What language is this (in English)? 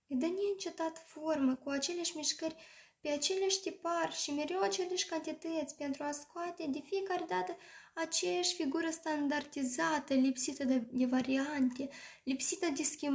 Romanian